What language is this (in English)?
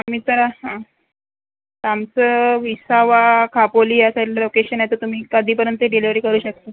Marathi